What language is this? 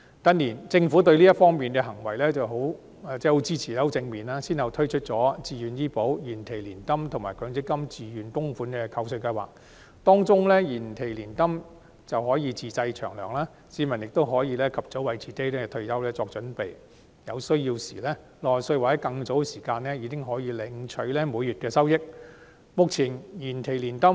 Cantonese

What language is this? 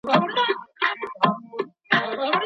Pashto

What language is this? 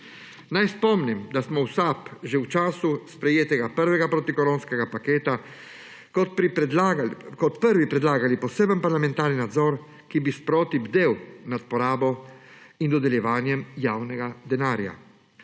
Slovenian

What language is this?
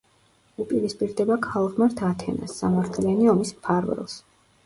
Georgian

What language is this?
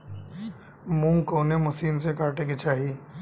Bhojpuri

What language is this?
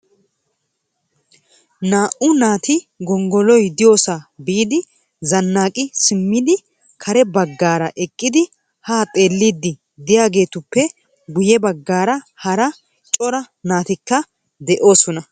Wolaytta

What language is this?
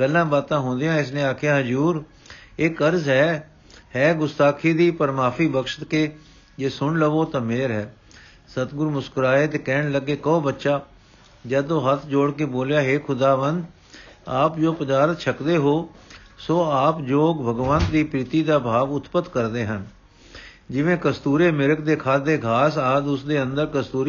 Punjabi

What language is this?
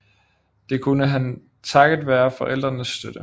Danish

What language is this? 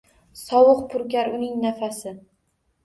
Uzbek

